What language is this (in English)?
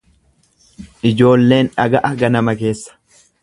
Oromo